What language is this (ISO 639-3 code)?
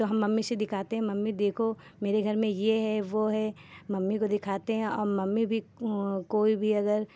hin